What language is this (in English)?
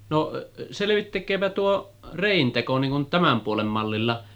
Finnish